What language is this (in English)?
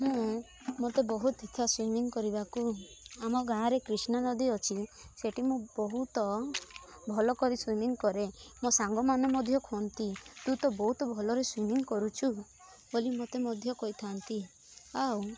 Odia